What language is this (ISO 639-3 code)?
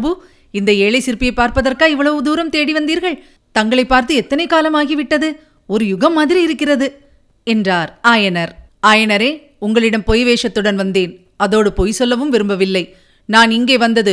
tam